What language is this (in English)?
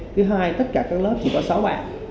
Vietnamese